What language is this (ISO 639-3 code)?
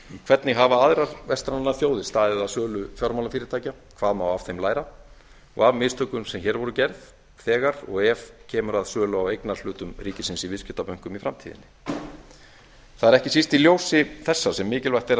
isl